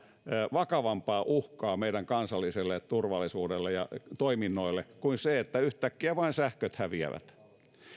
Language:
Finnish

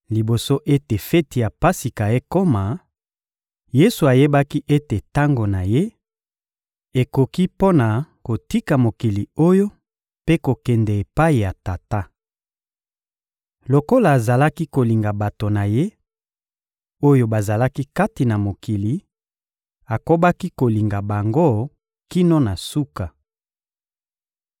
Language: Lingala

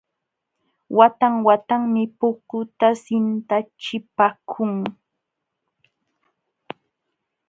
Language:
Jauja Wanca Quechua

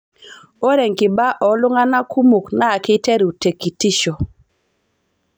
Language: Masai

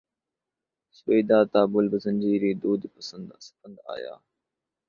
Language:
Urdu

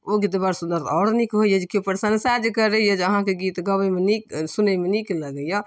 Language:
Maithili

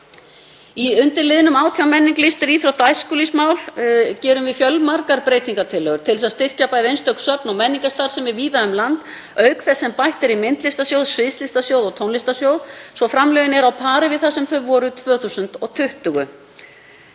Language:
Icelandic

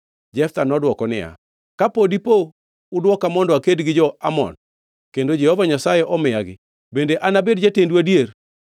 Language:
Luo (Kenya and Tanzania)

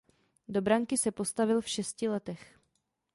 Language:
Czech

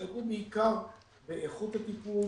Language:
Hebrew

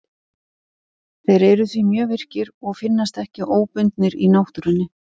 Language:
Icelandic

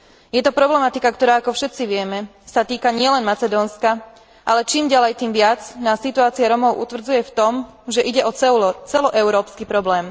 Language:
Slovak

